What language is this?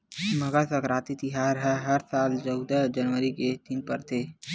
Chhattisgarhi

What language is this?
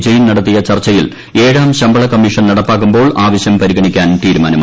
Malayalam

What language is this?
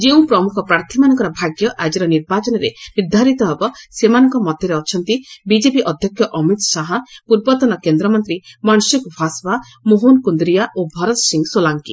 Odia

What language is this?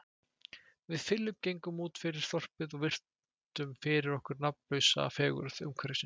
Icelandic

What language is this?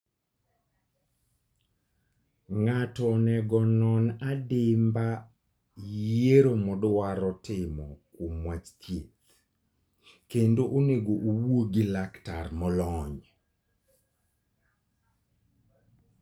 Luo (Kenya and Tanzania)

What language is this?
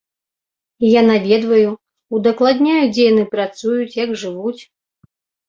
Belarusian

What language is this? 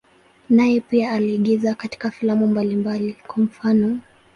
Swahili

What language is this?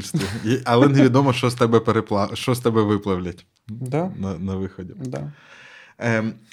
Ukrainian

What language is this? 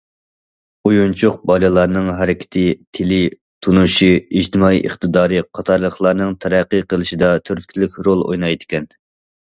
Uyghur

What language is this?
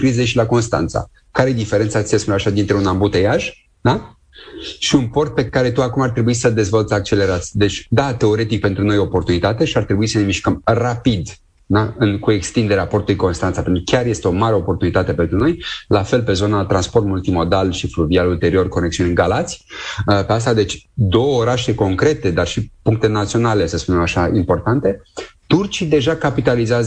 Romanian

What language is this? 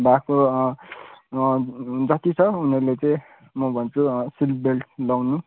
Nepali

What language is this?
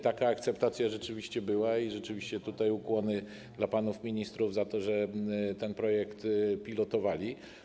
Polish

